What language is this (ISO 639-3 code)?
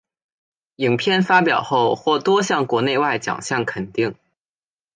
zho